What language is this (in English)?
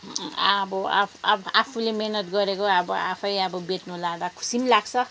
Nepali